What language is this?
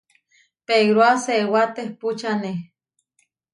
Huarijio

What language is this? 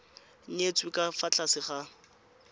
Tswana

